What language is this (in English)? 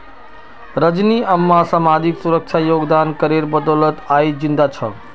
Magahi